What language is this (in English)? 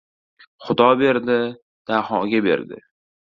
Uzbek